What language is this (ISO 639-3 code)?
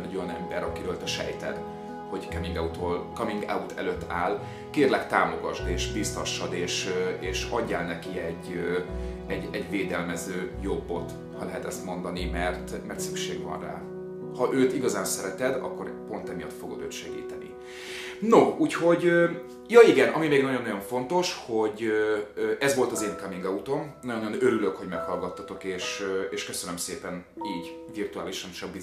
hun